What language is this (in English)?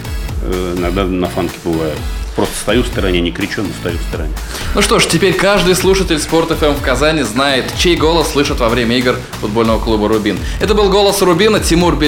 Russian